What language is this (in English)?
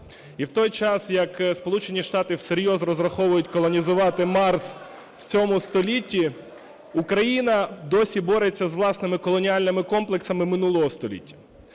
Ukrainian